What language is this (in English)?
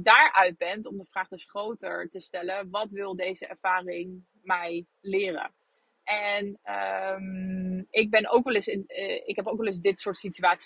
Dutch